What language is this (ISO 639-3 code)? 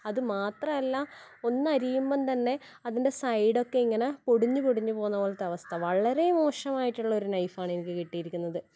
mal